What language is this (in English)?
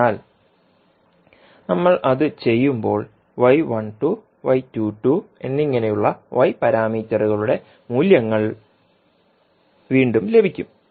Malayalam